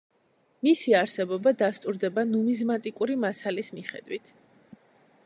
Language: Georgian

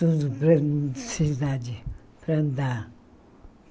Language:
Portuguese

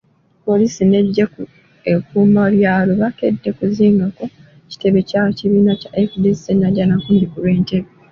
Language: Ganda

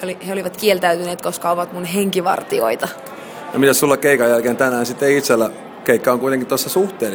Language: Finnish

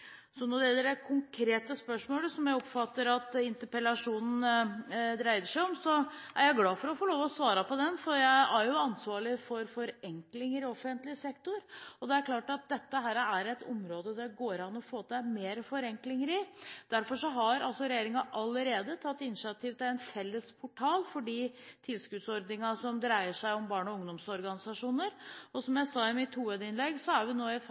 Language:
Norwegian Bokmål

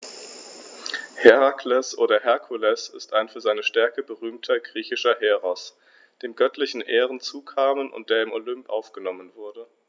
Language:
German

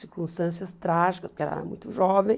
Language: Portuguese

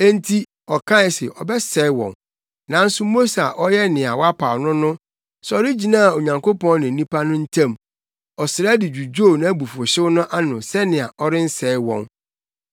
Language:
Akan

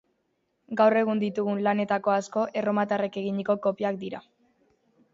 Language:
Basque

